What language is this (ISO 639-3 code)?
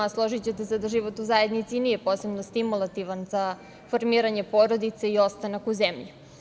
srp